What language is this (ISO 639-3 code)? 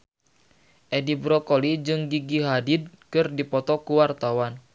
sun